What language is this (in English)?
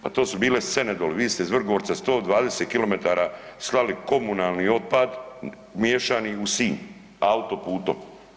Croatian